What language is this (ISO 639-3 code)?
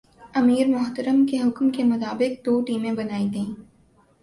urd